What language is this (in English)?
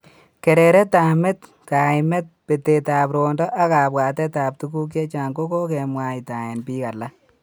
Kalenjin